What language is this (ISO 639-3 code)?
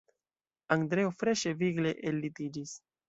epo